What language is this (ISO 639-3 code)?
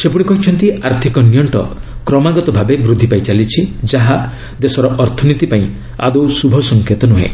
ori